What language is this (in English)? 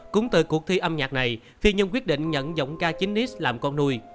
Vietnamese